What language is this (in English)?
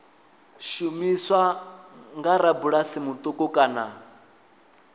Venda